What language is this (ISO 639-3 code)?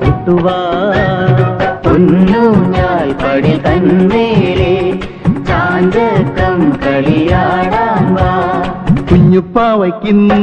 hin